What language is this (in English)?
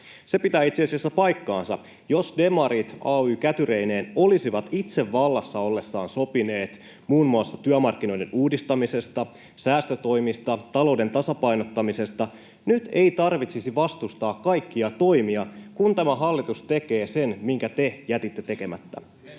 Finnish